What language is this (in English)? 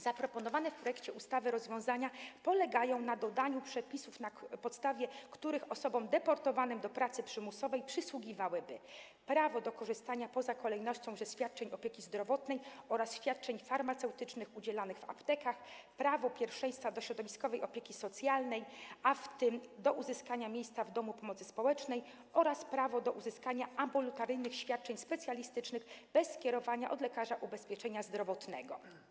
Polish